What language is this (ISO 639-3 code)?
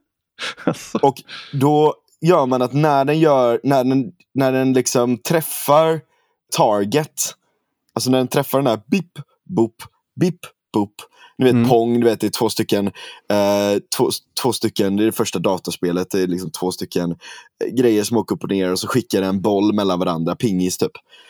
swe